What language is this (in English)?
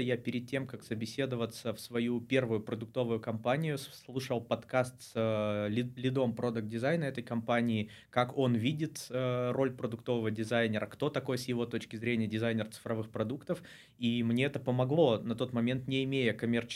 Russian